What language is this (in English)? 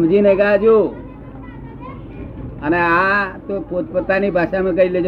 Gujarati